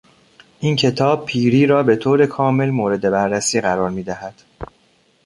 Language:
Persian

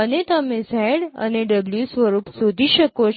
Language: Gujarati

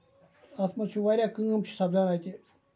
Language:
Kashmiri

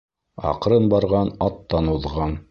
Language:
Bashkir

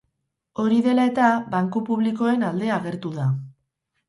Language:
Basque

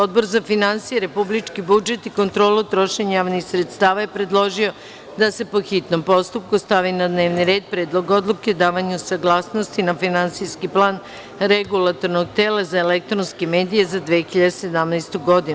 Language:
Serbian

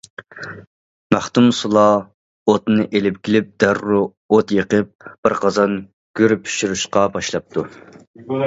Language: Uyghur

